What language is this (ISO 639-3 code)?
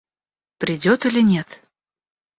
rus